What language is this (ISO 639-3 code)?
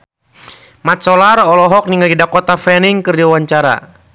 sun